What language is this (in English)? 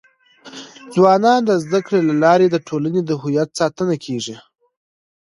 Pashto